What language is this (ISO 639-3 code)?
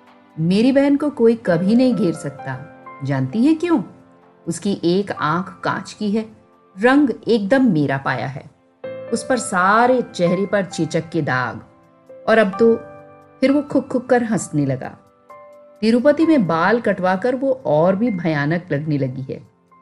hin